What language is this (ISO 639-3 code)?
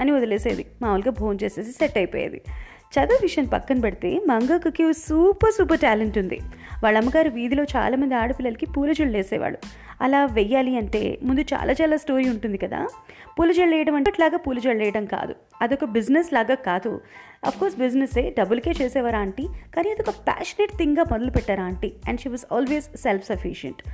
tel